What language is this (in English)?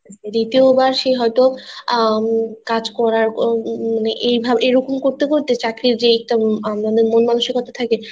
Bangla